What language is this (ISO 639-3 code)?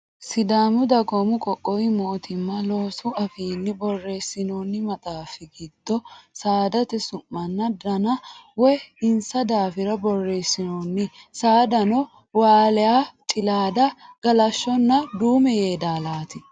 sid